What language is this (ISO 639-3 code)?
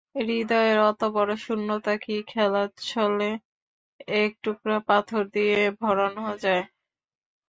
ben